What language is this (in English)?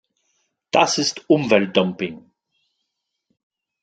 German